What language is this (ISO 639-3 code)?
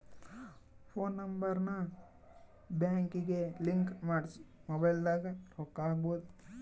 kan